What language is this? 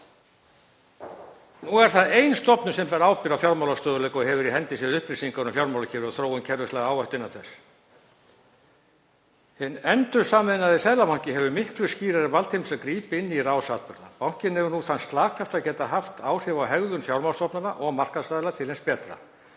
Icelandic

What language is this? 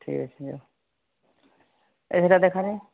Odia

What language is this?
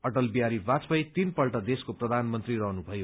Nepali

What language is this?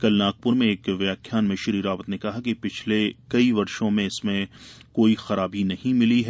Hindi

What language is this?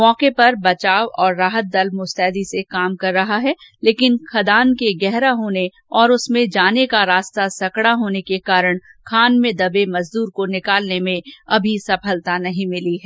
Hindi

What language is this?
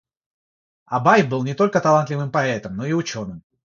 Russian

